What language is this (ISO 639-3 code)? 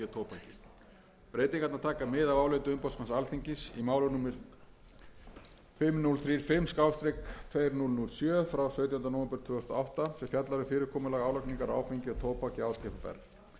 isl